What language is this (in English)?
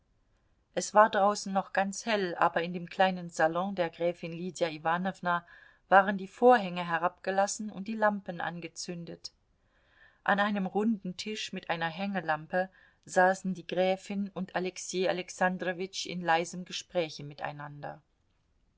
German